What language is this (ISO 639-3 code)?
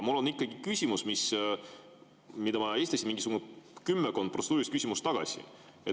est